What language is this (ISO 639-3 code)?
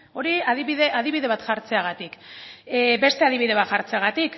eus